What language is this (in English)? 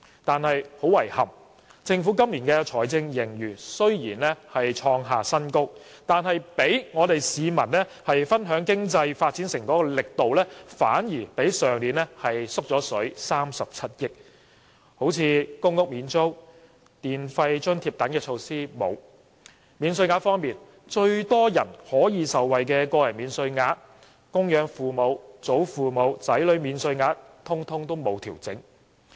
Cantonese